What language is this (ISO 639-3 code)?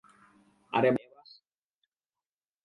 ben